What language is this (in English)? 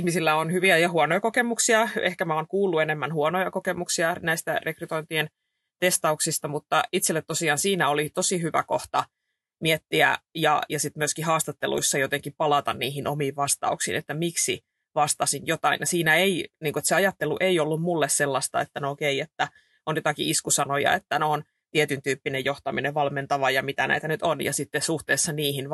Finnish